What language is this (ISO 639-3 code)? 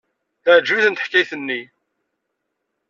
kab